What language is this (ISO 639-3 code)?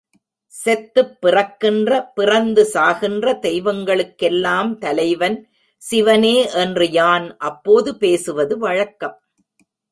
tam